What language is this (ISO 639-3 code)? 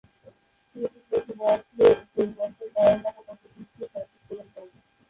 ben